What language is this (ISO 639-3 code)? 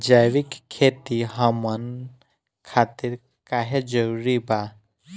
bho